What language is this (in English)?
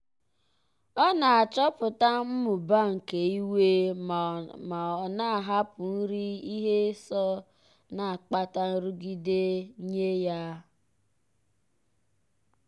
Igbo